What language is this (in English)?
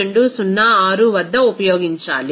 Telugu